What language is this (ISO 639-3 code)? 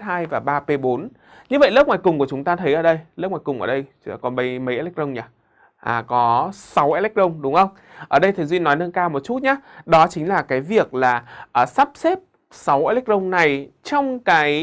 vie